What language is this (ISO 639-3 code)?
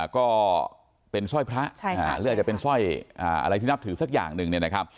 tha